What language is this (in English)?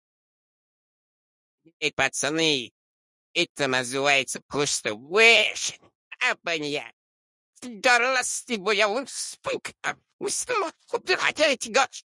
Russian